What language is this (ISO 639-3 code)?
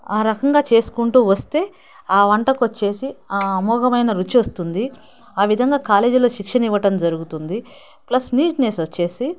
tel